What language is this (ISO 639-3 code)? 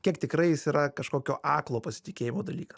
lit